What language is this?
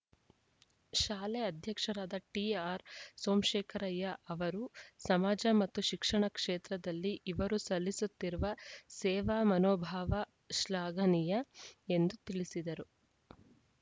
Kannada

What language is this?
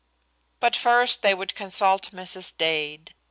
English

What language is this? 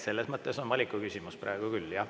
Estonian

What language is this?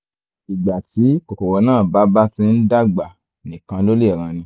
Yoruba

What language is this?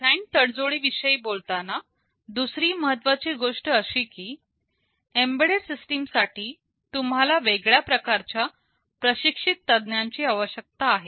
Marathi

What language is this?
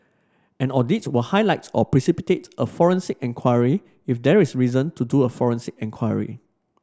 English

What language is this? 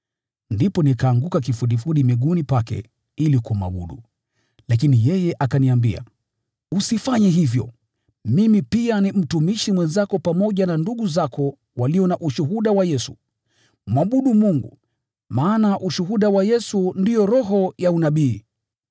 Swahili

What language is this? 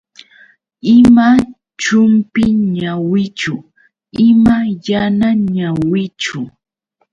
Yauyos Quechua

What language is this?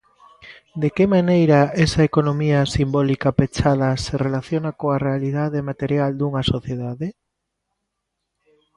Galician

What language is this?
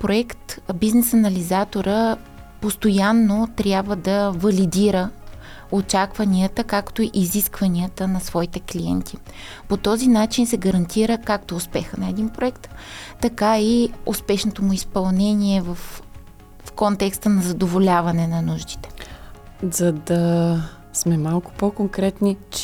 Bulgarian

